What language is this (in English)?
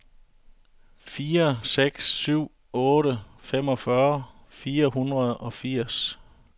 Danish